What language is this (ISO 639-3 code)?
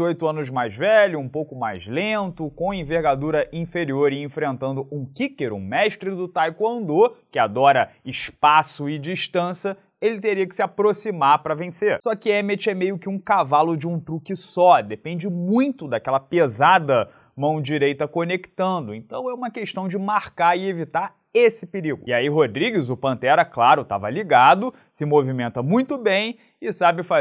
por